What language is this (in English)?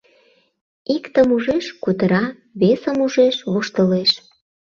Mari